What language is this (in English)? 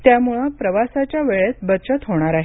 Marathi